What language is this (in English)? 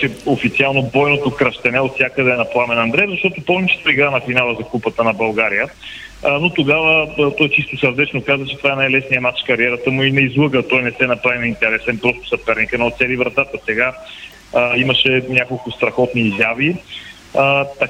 Bulgarian